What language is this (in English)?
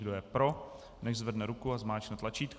Czech